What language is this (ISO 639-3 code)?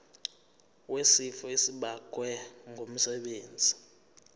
zul